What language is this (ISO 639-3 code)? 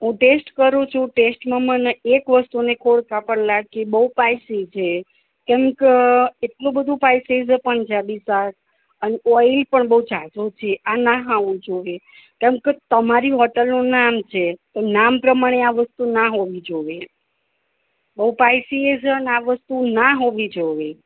guj